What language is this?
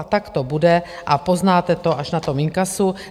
Czech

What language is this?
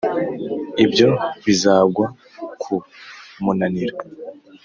Kinyarwanda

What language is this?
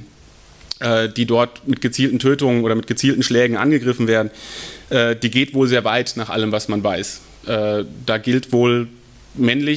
German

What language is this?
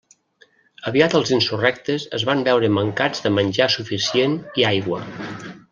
Catalan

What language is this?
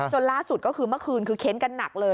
Thai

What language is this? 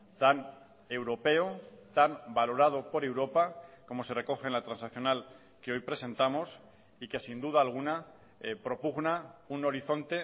Spanish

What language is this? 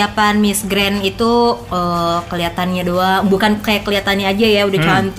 Indonesian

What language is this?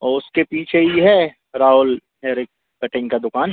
Hindi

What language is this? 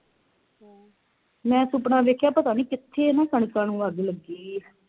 Punjabi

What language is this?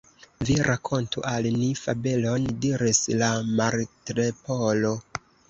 Esperanto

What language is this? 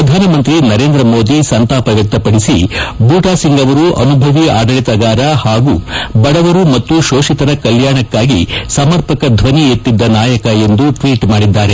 Kannada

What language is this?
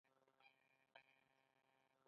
Pashto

